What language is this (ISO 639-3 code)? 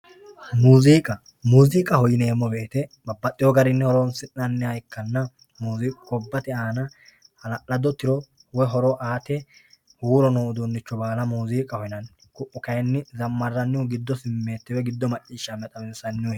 sid